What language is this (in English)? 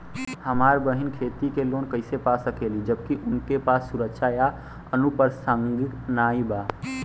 Bhojpuri